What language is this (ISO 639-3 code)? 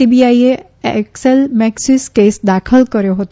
guj